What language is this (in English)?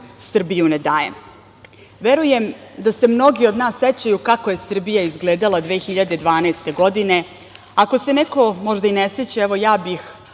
Serbian